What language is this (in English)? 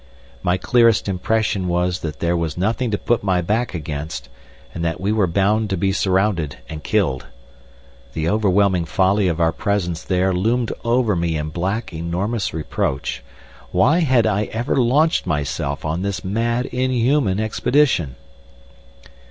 English